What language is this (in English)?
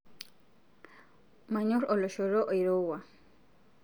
Masai